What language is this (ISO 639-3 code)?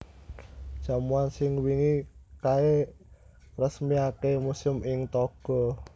jav